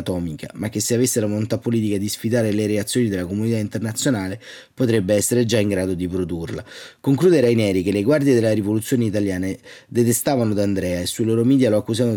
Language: Italian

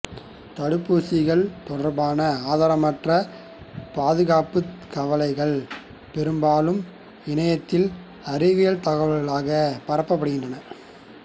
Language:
Tamil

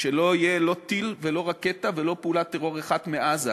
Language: Hebrew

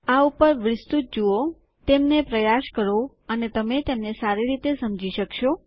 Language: Gujarati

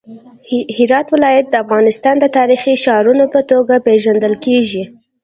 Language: Pashto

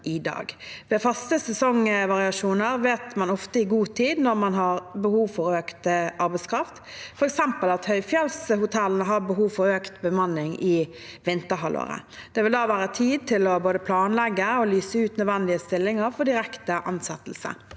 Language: Norwegian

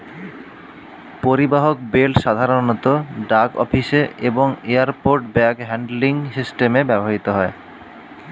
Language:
Bangla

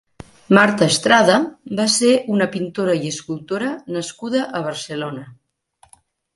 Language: Catalan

